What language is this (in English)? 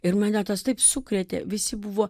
Lithuanian